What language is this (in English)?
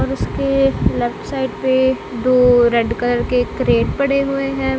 Hindi